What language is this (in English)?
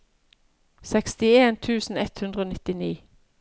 Norwegian